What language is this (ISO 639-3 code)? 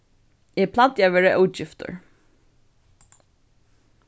fao